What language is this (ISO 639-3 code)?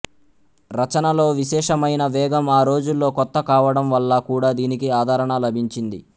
tel